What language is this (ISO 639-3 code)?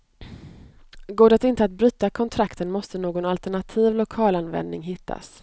swe